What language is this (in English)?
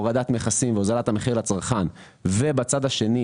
Hebrew